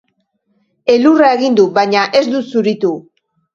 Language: Basque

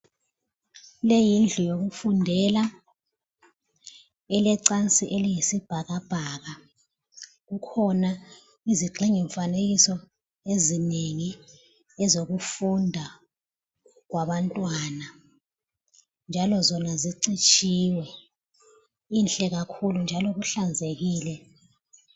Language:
North Ndebele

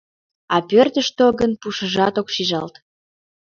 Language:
Mari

